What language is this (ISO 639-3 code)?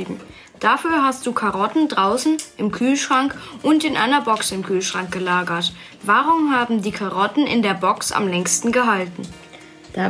deu